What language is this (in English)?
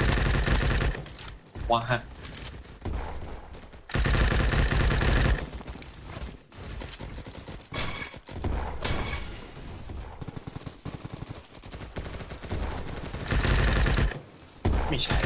Thai